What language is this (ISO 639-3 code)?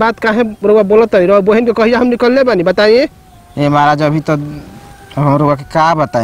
hin